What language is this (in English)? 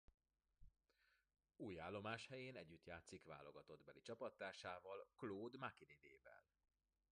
Hungarian